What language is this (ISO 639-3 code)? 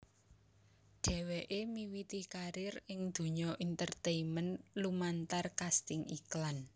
jav